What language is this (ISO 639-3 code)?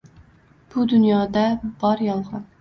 uzb